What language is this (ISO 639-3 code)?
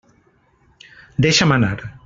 cat